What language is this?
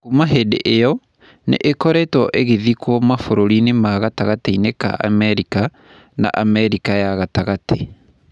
Kikuyu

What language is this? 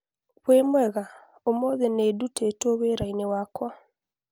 Kikuyu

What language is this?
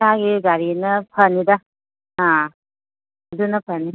Manipuri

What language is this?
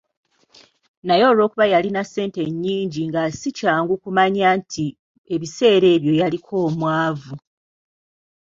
Ganda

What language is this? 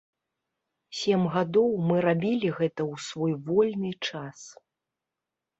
Belarusian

